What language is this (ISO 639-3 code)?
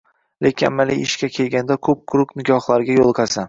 uzb